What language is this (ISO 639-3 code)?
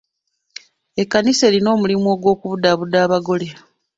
lug